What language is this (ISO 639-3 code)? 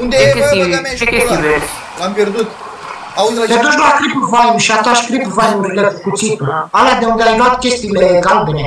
ron